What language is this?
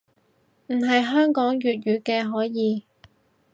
Cantonese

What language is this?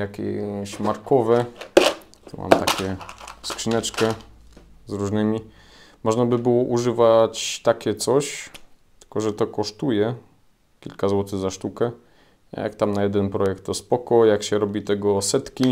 Polish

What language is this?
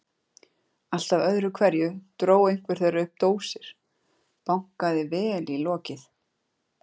Icelandic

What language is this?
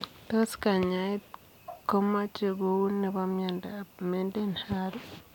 Kalenjin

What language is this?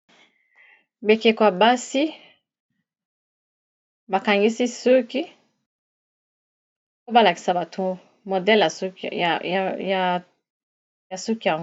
Lingala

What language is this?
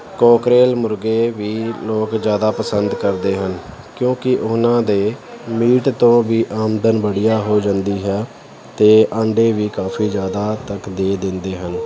Punjabi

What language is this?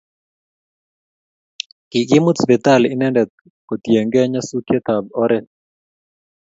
Kalenjin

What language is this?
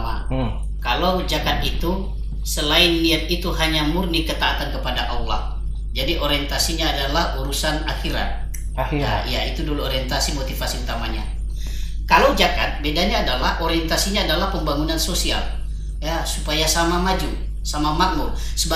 Indonesian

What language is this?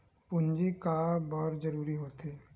Chhattisgarhi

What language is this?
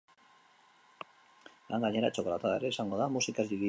Basque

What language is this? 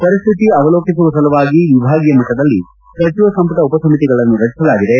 Kannada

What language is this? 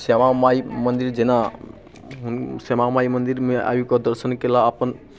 Maithili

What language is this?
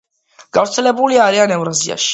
Georgian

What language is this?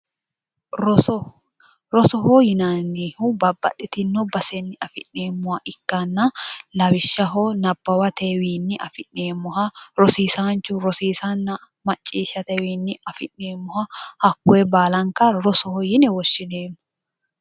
Sidamo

